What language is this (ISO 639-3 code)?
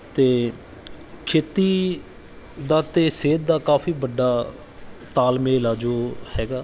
pan